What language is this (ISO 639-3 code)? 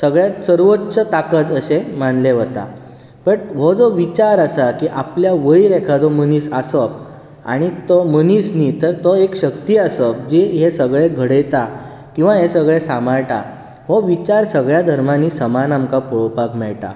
kok